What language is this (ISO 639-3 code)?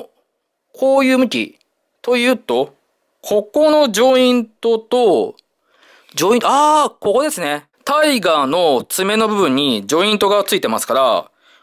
jpn